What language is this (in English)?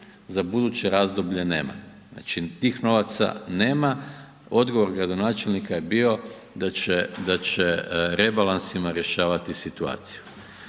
Croatian